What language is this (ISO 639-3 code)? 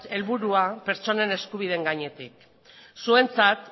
eus